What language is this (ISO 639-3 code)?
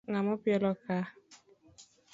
luo